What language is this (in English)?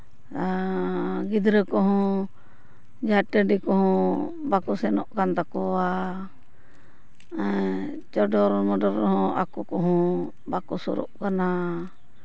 Santali